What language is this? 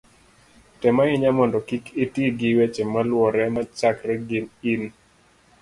Luo (Kenya and Tanzania)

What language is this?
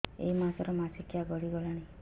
Odia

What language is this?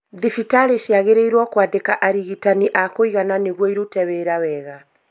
Kikuyu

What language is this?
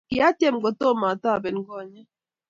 Kalenjin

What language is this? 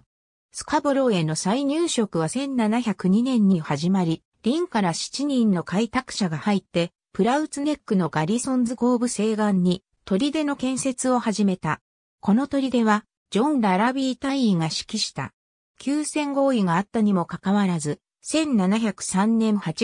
Japanese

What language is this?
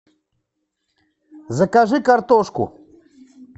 Russian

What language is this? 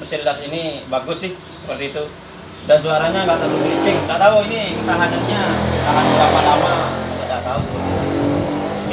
Indonesian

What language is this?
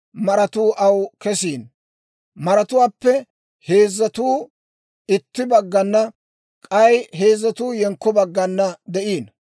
Dawro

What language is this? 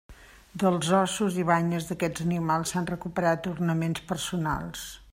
Catalan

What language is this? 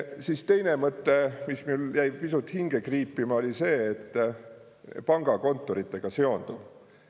Estonian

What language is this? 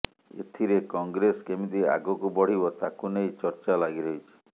Odia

